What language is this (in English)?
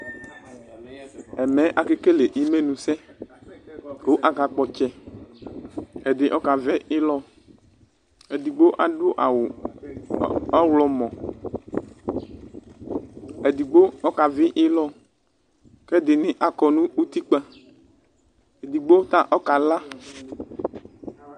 Ikposo